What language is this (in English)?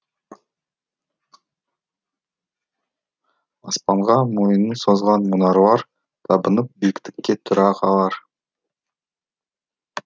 Kazakh